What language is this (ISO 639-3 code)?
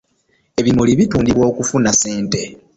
lug